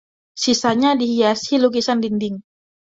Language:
Indonesian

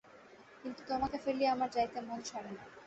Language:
Bangla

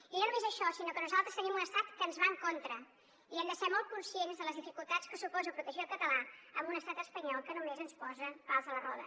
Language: Catalan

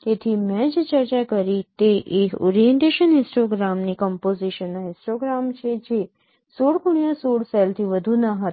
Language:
Gujarati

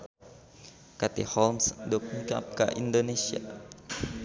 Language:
Sundanese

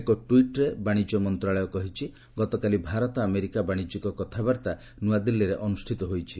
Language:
Odia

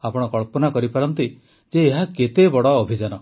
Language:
Odia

